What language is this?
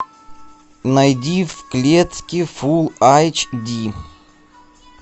Russian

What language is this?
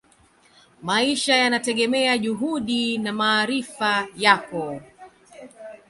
Swahili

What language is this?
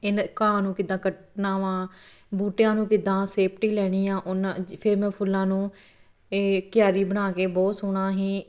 Punjabi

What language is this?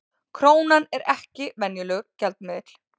Icelandic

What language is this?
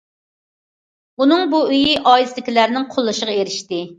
Uyghur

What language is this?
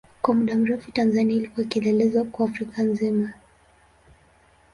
Swahili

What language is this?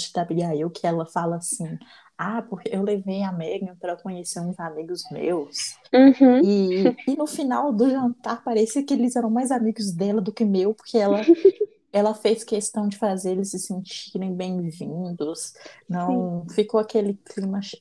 Portuguese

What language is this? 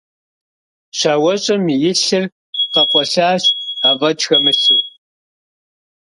Kabardian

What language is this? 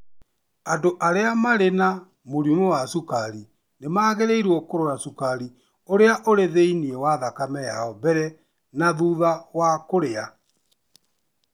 Kikuyu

